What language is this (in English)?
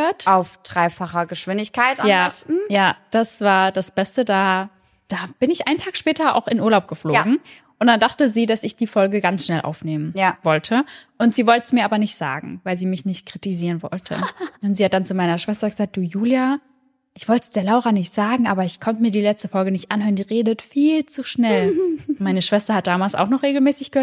German